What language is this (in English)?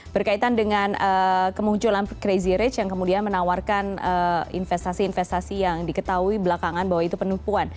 Indonesian